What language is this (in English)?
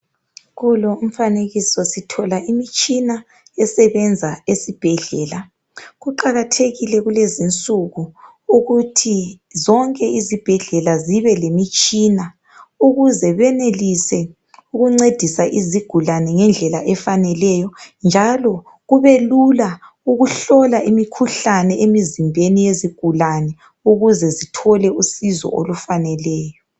North Ndebele